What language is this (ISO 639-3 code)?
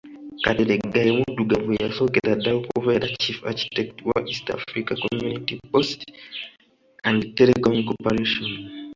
lug